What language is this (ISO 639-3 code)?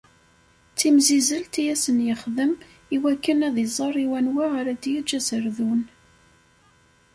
kab